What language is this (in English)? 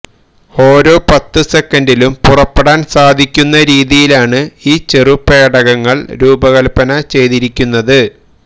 Malayalam